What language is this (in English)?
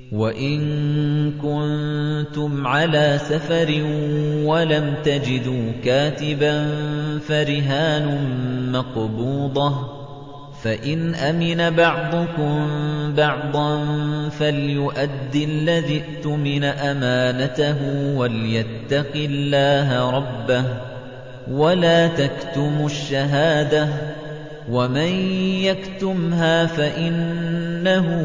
Arabic